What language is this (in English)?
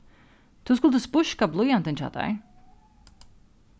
Faroese